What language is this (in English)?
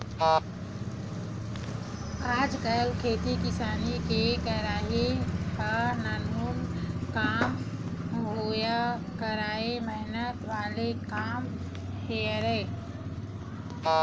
Chhattisgarhi